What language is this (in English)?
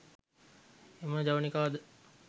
Sinhala